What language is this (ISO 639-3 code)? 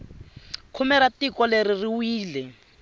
tso